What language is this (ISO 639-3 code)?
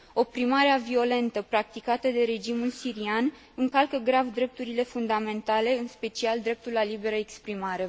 ron